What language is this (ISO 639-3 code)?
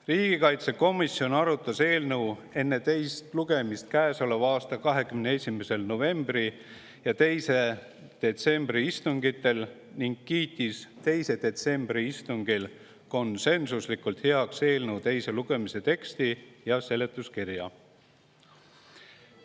est